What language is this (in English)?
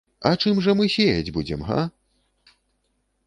Belarusian